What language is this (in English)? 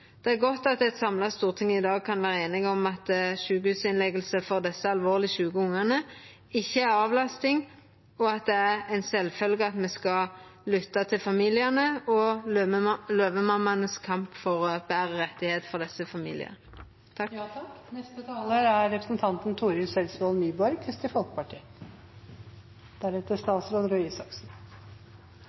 Norwegian Nynorsk